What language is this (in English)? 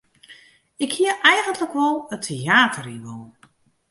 Western Frisian